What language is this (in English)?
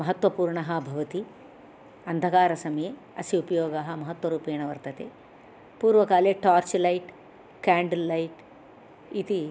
Sanskrit